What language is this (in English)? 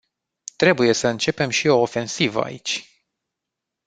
Romanian